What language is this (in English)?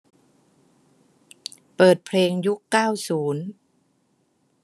Thai